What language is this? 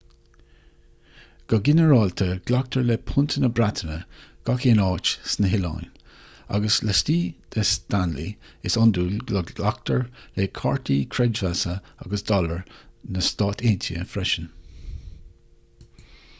Irish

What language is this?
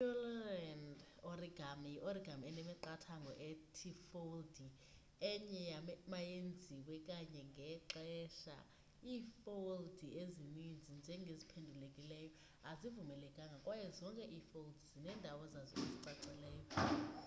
Xhosa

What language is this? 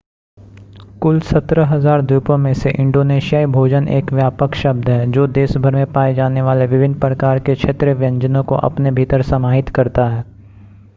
Hindi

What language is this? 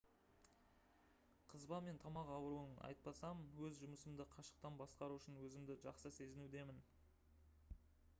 Kazakh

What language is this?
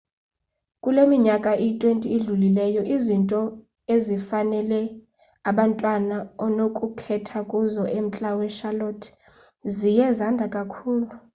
Xhosa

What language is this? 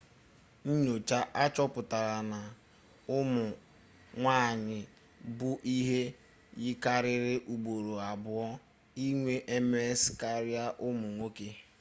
Igbo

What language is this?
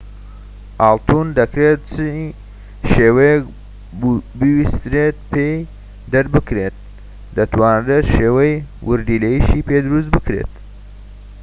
Central Kurdish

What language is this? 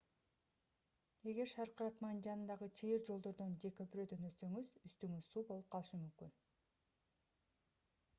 Kyrgyz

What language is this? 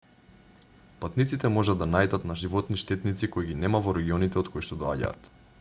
Macedonian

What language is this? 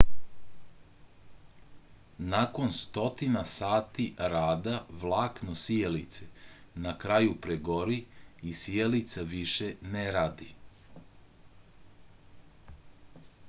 Serbian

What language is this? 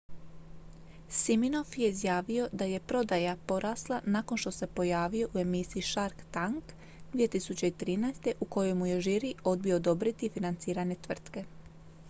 Croatian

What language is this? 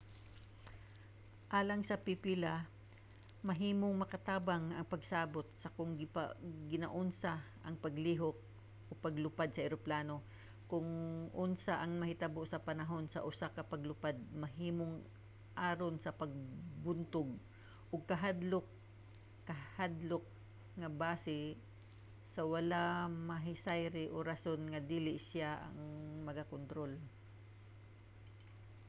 Cebuano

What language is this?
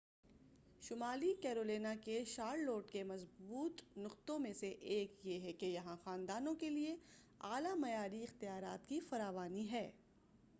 Urdu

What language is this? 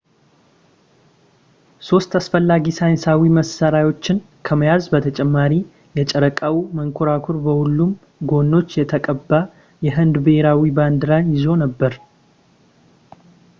Amharic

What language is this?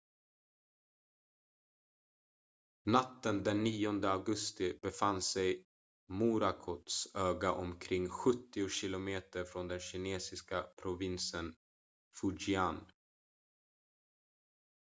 Swedish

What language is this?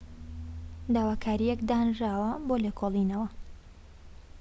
Central Kurdish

